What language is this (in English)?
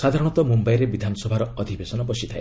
Odia